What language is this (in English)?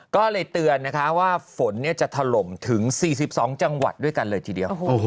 Thai